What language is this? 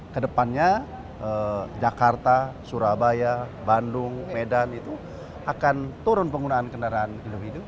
Indonesian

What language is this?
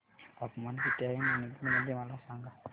Marathi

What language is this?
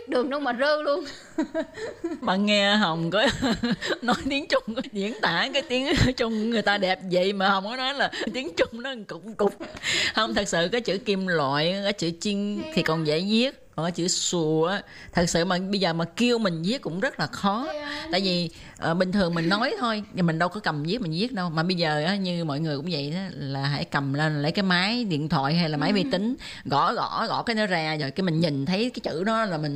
Vietnamese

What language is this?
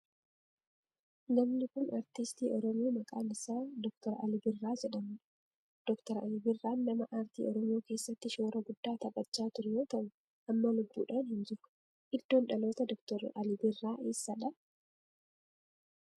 Oromo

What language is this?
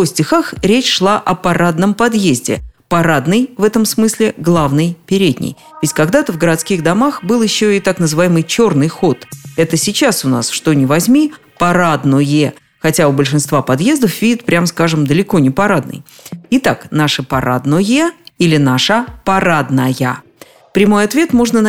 Russian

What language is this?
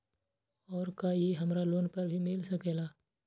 Magahi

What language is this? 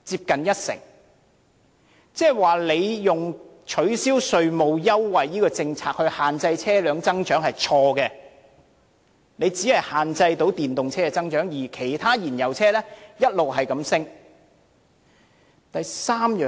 Cantonese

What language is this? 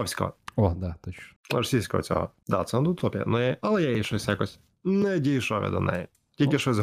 Ukrainian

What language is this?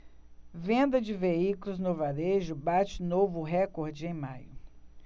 Portuguese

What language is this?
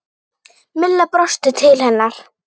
Icelandic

